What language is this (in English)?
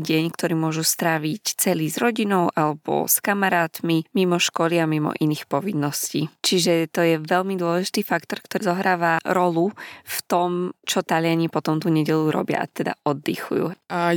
Slovak